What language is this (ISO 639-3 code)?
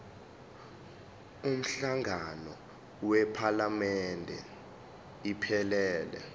zul